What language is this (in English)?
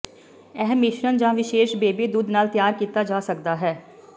Punjabi